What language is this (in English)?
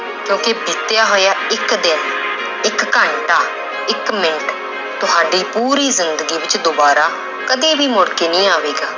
Punjabi